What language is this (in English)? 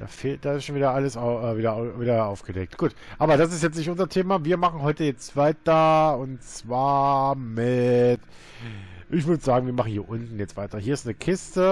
German